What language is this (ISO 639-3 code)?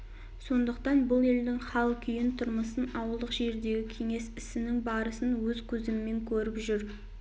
kaz